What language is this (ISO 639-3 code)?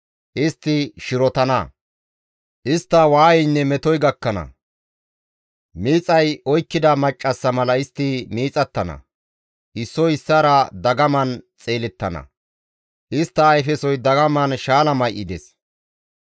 gmv